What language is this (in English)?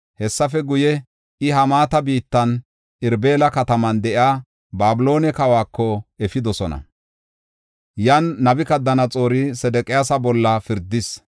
Gofa